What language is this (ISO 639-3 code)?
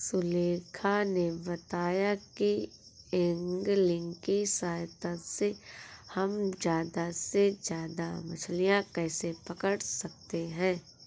hin